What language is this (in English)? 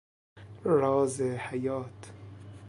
Persian